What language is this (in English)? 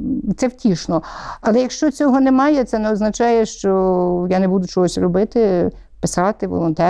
Ukrainian